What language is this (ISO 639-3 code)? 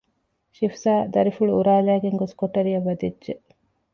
div